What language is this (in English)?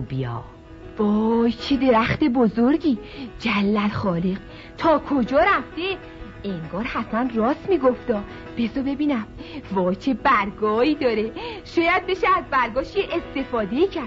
Persian